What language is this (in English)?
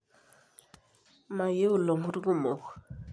Masai